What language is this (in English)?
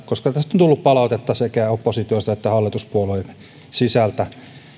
Finnish